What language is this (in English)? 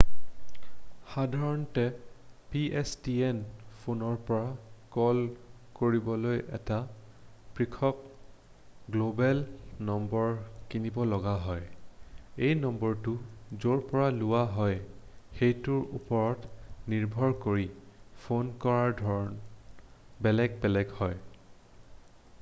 Assamese